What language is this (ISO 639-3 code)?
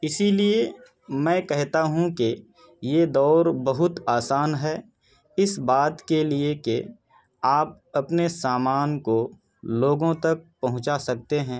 urd